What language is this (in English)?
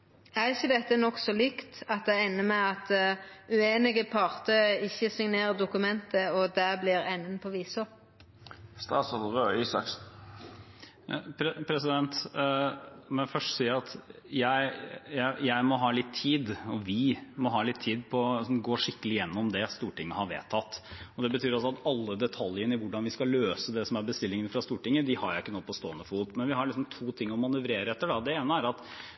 Norwegian